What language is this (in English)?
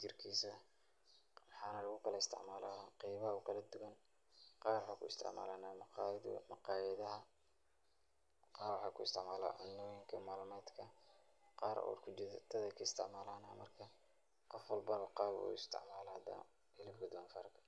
Somali